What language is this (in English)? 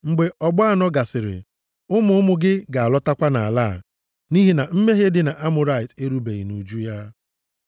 Igbo